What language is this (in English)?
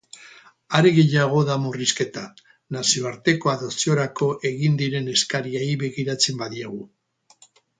Basque